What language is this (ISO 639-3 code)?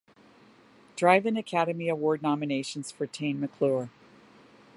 eng